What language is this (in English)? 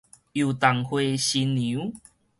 Min Nan Chinese